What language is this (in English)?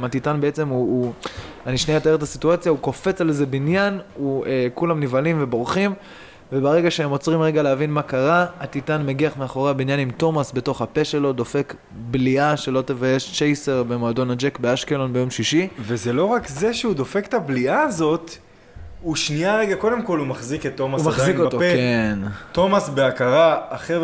Hebrew